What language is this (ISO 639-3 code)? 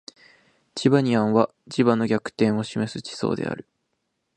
jpn